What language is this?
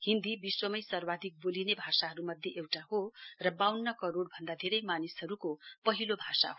Nepali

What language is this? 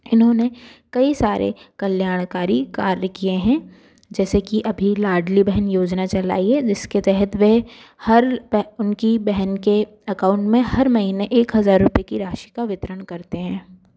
Hindi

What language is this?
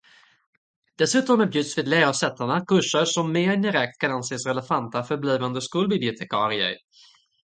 Swedish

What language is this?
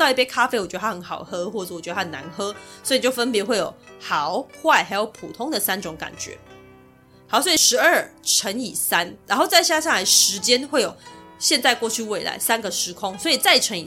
Chinese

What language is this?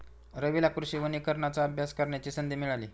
Marathi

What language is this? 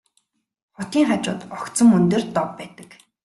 Mongolian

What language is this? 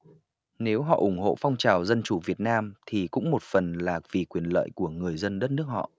Vietnamese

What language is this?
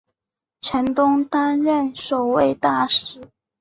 Chinese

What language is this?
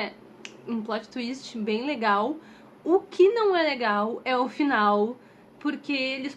Portuguese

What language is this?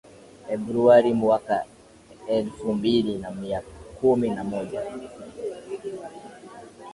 Swahili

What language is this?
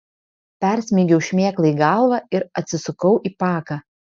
Lithuanian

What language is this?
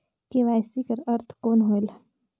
Chhattisgarhi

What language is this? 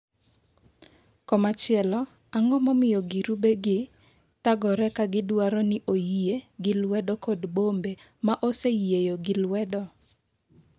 Luo (Kenya and Tanzania)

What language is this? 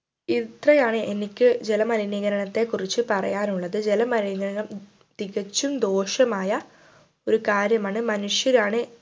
Malayalam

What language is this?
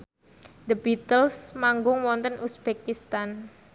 Javanese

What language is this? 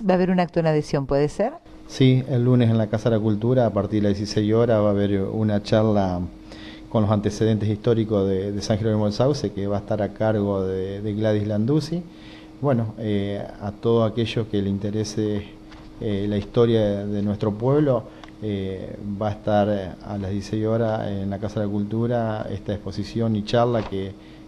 Spanish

